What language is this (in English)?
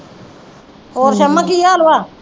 Punjabi